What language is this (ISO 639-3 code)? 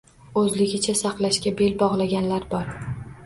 uzb